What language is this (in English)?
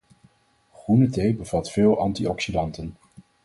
Dutch